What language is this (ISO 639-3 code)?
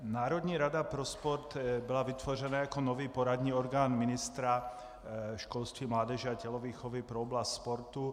ces